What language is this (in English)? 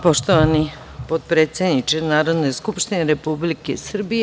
Serbian